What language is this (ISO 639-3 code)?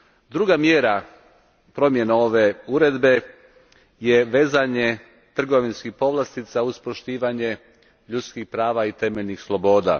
hrv